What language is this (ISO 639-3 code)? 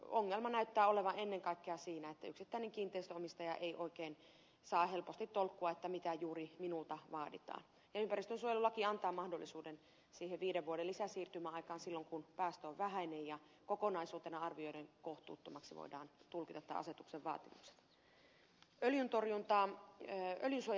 fin